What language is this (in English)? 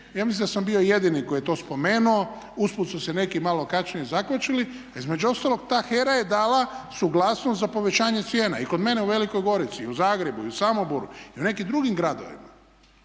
Croatian